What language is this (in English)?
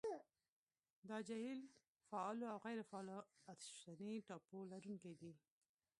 Pashto